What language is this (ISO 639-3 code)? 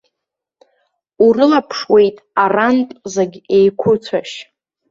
abk